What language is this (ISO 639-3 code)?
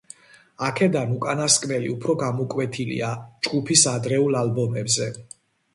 kat